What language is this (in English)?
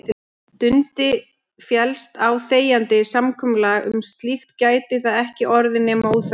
Icelandic